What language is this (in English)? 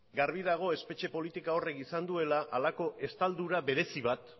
Basque